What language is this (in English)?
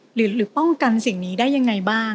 Thai